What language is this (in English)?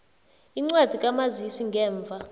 South Ndebele